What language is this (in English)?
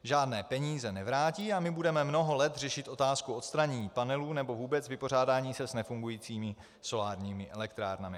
Czech